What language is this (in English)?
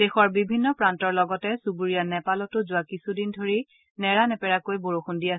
Assamese